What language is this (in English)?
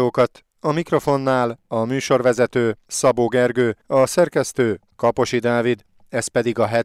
Hungarian